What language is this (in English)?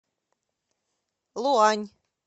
Russian